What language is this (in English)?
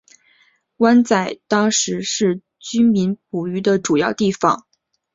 Chinese